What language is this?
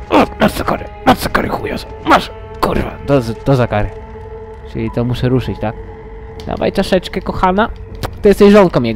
Polish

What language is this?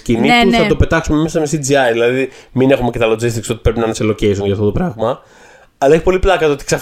Greek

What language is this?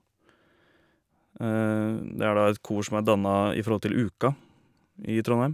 Norwegian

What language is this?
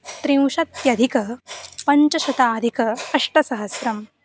Sanskrit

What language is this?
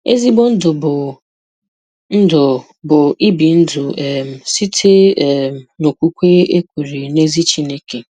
Igbo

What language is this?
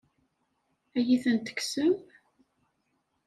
Kabyle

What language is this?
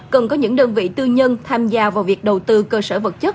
Vietnamese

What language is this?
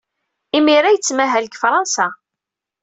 Kabyle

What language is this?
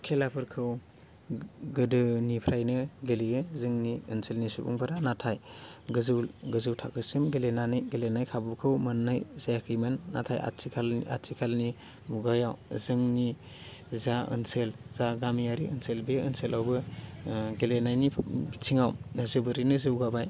Bodo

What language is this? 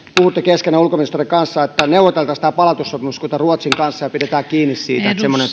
Finnish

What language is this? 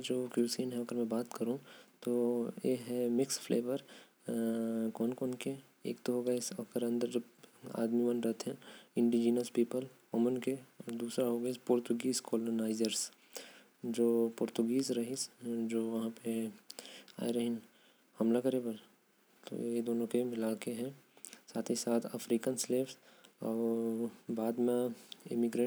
Korwa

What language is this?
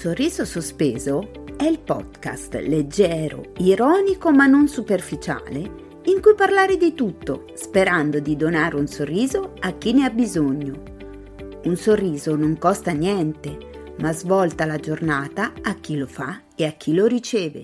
Italian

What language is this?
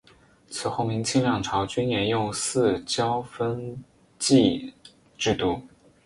Chinese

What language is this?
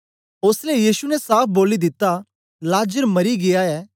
Dogri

